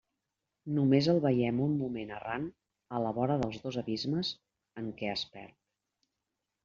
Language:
Catalan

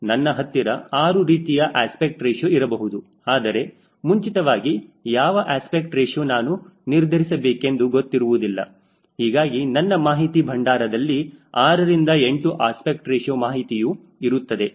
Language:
Kannada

